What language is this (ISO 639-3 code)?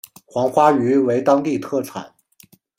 zho